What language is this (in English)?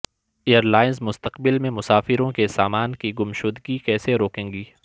Urdu